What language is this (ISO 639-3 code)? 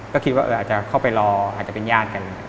tha